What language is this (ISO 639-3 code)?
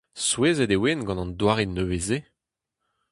bre